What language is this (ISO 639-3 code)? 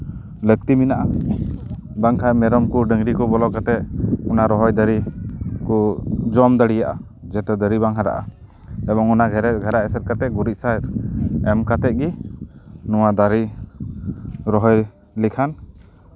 sat